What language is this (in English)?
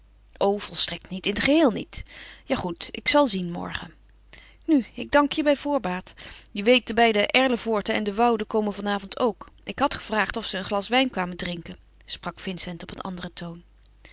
Dutch